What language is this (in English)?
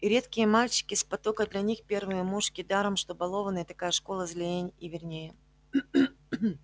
Russian